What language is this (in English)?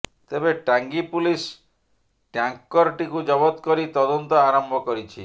Odia